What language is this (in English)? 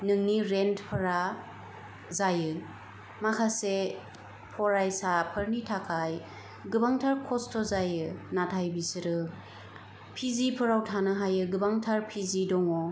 Bodo